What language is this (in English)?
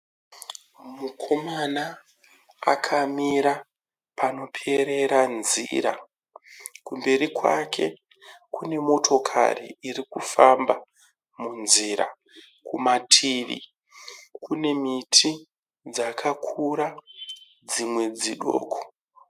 Shona